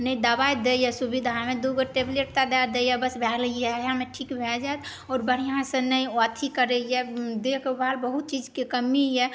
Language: Maithili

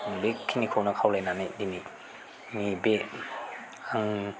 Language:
Bodo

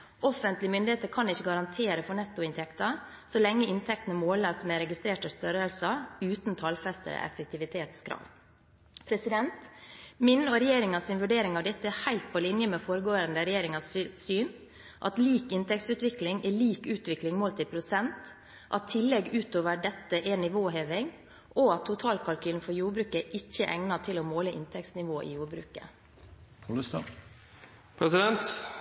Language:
Norwegian Bokmål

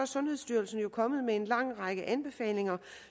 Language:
Danish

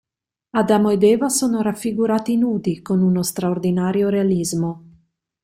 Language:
Italian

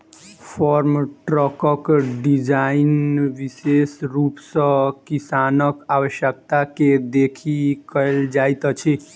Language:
Maithili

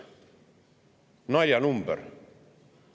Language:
Estonian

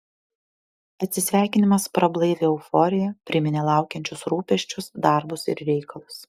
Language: Lithuanian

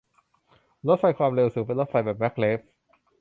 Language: Thai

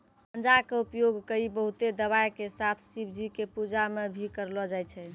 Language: Maithili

